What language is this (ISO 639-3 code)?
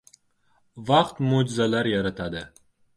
uzb